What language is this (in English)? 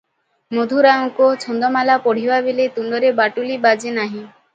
Odia